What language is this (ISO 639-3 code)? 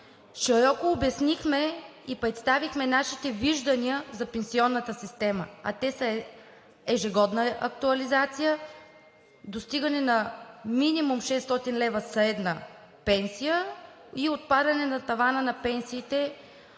bul